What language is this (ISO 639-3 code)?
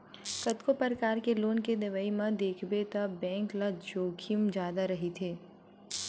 hne